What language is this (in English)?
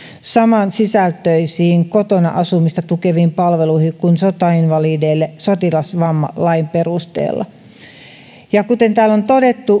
Finnish